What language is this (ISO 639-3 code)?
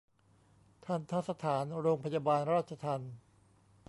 tha